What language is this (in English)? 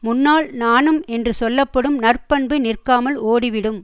Tamil